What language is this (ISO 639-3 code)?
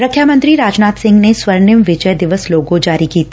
pan